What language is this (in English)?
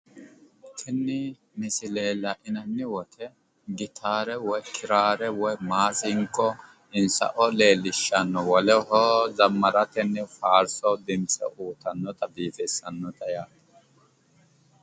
Sidamo